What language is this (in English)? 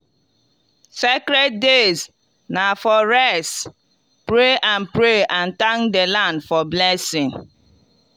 Nigerian Pidgin